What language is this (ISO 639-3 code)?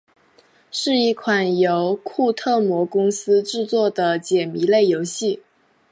zho